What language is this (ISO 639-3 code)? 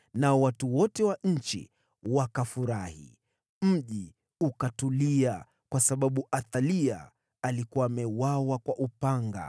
swa